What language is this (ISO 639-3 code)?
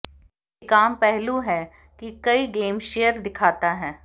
hin